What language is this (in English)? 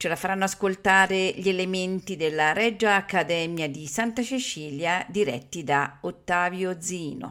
Italian